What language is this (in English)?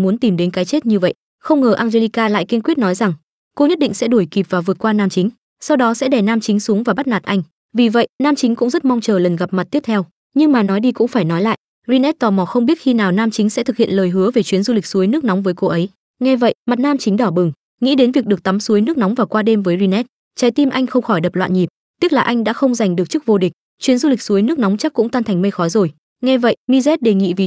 Vietnamese